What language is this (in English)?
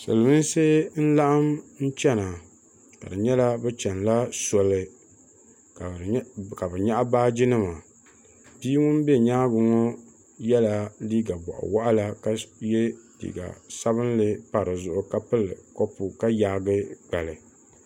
Dagbani